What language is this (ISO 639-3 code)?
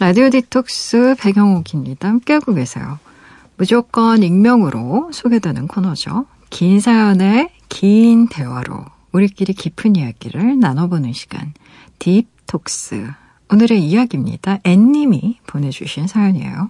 kor